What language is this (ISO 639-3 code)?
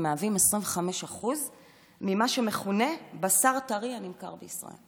heb